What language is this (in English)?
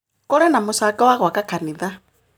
Kikuyu